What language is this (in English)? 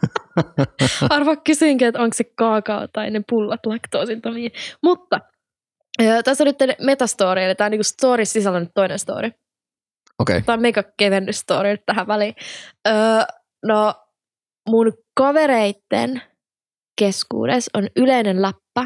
Finnish